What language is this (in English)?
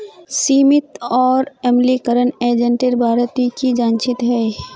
Magahi